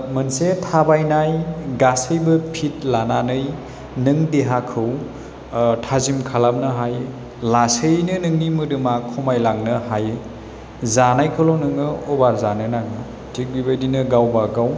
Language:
Bodo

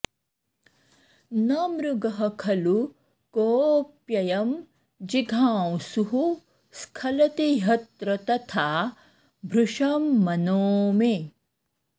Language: Sanskrit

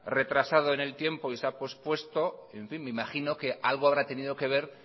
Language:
Spanish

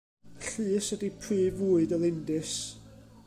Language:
Welsh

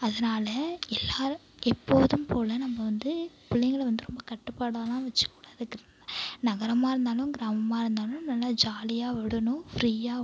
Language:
Tamil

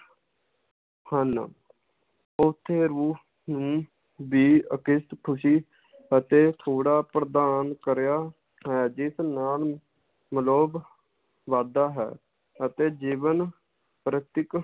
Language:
Punjabi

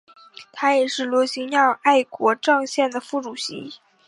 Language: Chinese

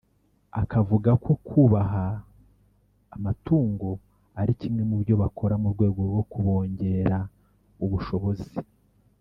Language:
Kinyarwanda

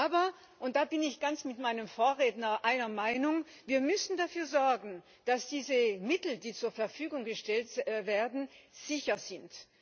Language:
German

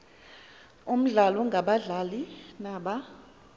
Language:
Xhosa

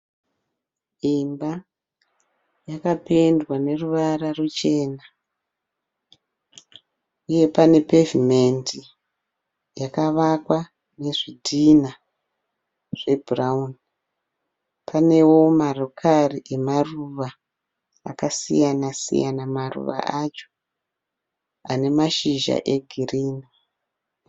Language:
Shona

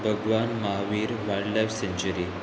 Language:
Konkani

